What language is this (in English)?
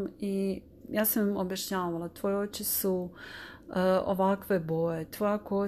Croatian